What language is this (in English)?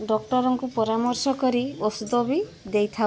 Odia